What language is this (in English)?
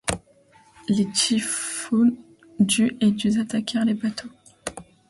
French